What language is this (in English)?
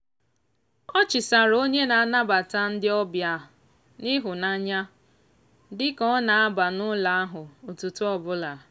Igbo